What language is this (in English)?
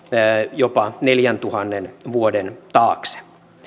Finnish